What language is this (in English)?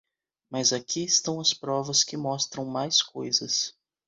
Portuguese